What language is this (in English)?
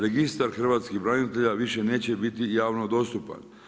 Croatian